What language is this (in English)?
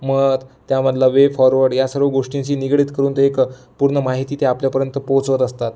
Marathi